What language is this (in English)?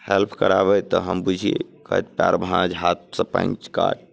Maithili